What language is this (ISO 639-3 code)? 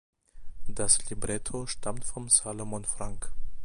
deu